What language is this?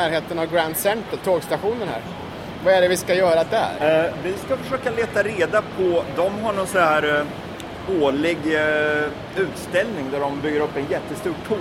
Swedish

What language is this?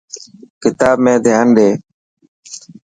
Dhatki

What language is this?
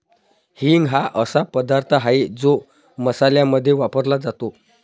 Marathi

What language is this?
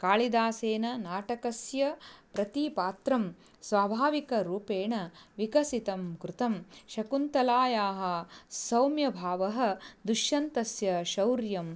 Sanskrit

